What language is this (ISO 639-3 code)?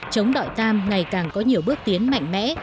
vie